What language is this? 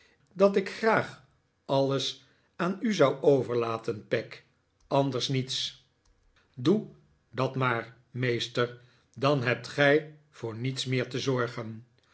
Dutch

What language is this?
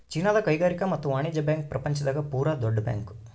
Kannada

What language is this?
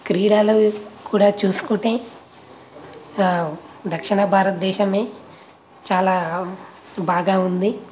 Telugu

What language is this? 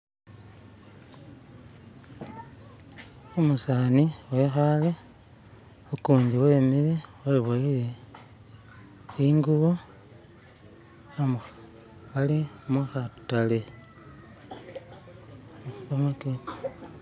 Masaaba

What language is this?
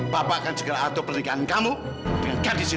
Indonesian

